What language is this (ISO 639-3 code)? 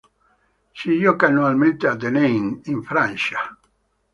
ita